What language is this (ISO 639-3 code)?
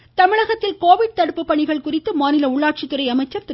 tam